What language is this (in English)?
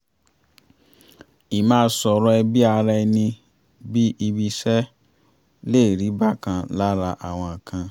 Yoruba